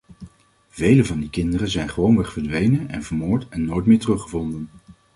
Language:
Dutch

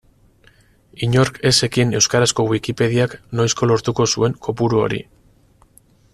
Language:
Basque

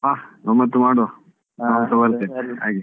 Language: Kannada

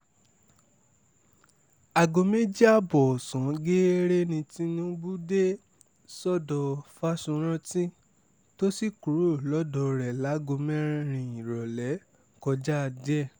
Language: Yoruba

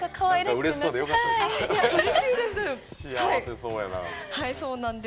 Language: Japanese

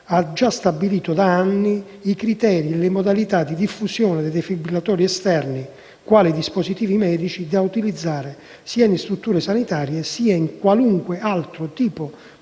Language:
Italian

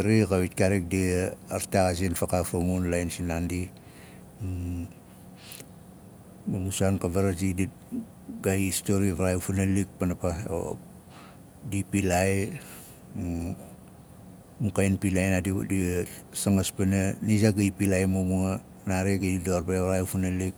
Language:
Nalik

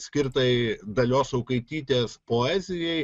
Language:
Lithuanian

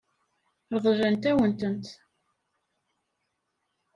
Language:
Kabyle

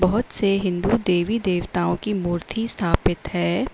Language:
Hindi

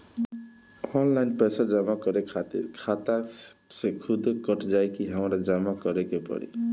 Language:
Bhojpuri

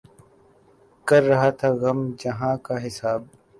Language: Urdu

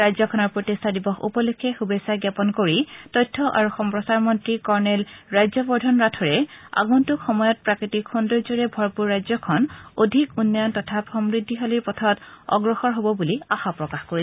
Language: Assamese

